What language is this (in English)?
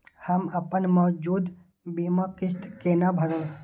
Maithili